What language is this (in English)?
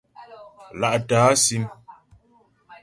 Ghomala